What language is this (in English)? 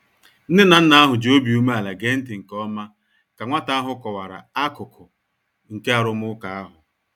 Igbo